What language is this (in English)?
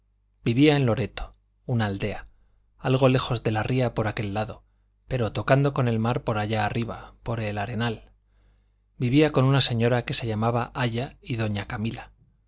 Spanish